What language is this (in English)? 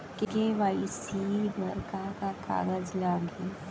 Chhattisgarhi